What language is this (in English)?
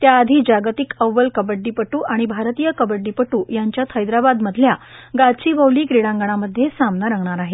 Marathi